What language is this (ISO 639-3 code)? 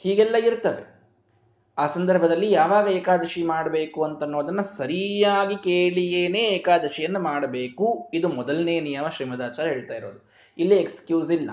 kan